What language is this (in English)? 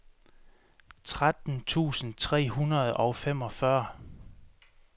Danish